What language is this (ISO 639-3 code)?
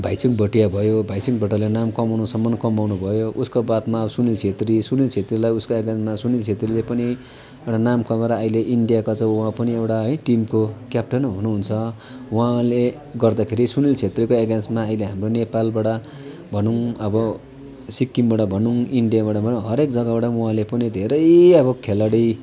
nep